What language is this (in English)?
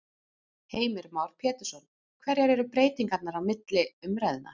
Icelandic